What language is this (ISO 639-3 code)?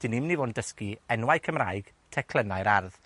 cym